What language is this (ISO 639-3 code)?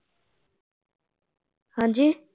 pan